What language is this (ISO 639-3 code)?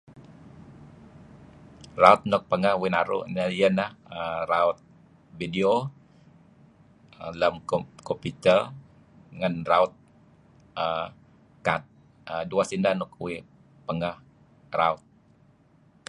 kzi